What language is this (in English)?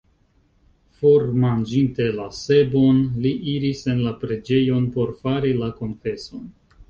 Esperanto